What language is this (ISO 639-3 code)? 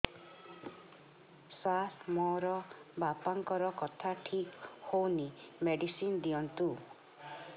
ori